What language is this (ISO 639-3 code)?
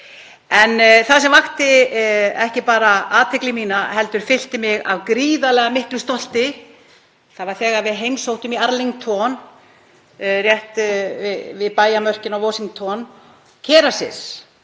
isl